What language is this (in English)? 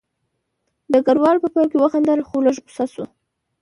Pashto